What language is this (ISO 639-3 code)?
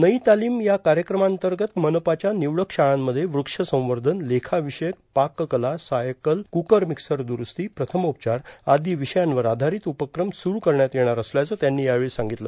mar